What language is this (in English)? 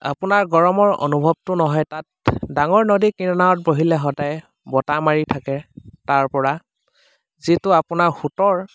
Assamese